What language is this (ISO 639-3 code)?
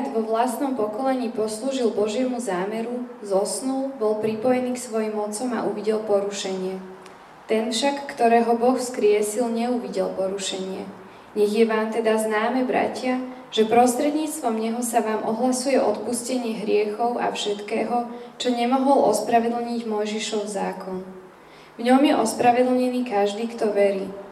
slk